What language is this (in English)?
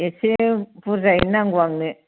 Bodo